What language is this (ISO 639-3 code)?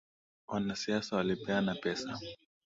swa